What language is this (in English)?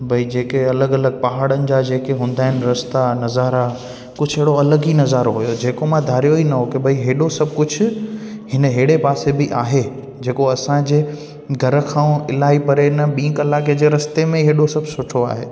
Sindhi